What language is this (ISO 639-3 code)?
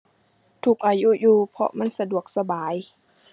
tha